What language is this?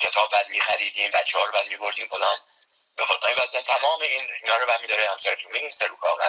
Persian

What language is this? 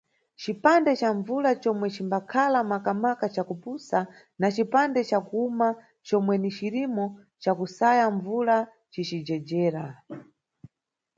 Nyungwe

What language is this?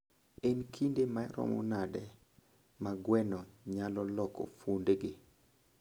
Luo (Kenya and Tanzania)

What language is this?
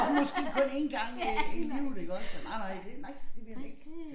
Danish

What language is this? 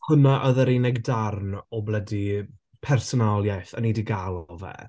Welsh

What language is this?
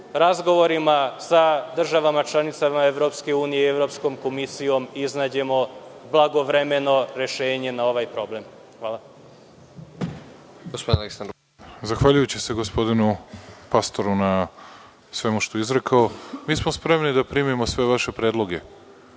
Serbian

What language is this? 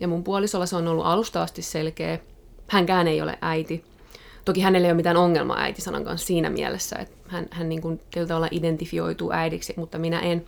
Finnish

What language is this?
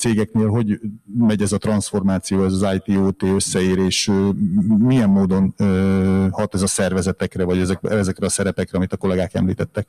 Hungarian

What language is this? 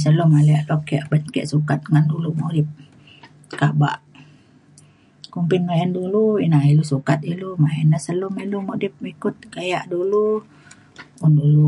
Mainstream Kenyah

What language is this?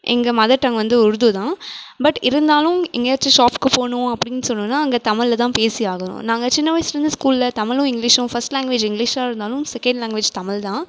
Tamil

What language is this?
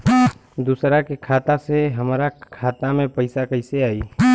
Bhojpuri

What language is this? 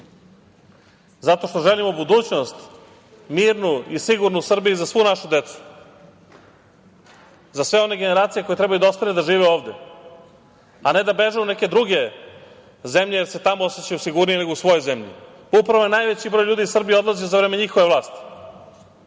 Serbian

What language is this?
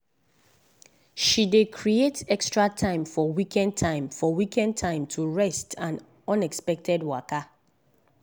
Nigerian Pidgin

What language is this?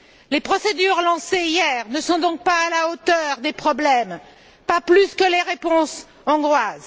French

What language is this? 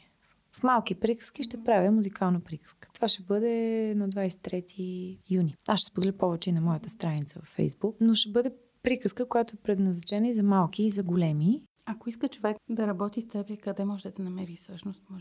Bulgarian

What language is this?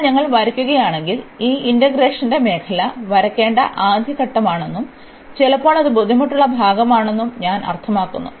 Malayalam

